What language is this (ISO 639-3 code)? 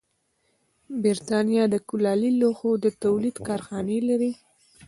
pus